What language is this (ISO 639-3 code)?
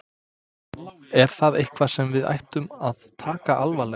isl